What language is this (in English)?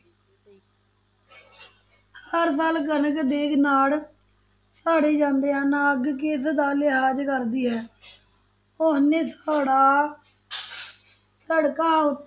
Punjabi